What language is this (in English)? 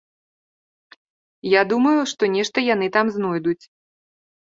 Belarusian